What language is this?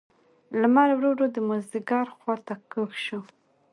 Pashto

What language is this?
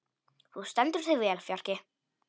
Icelandic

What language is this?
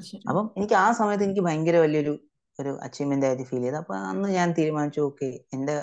Malayalam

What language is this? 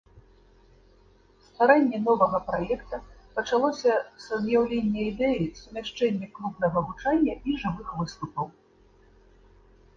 Belarusian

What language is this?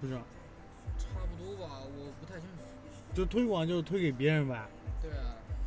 Chinese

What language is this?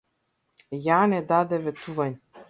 Macedonian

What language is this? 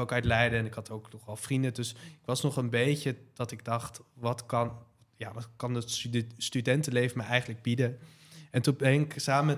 Dutch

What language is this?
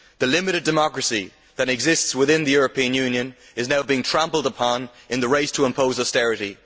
English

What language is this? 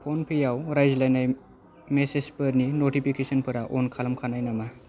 Bodo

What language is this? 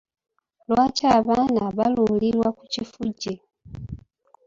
Ganda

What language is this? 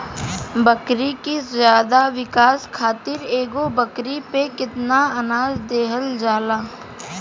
Bhojpuri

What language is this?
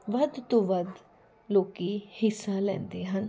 Punjabi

